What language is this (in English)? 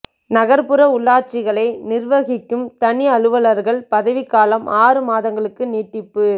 Tamil